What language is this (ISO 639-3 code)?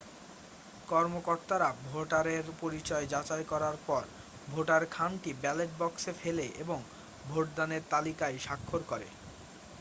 ben